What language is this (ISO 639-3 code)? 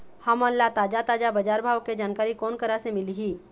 hne